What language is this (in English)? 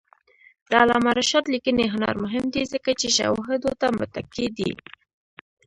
Pashto